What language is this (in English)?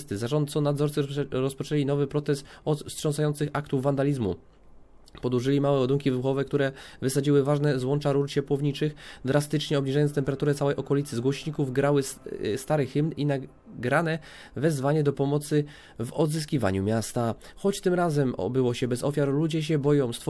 Polish